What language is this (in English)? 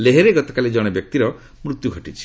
Odia